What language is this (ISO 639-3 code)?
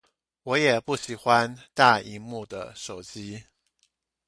zho